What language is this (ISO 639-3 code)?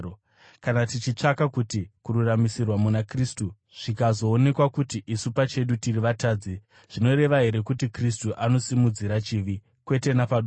sna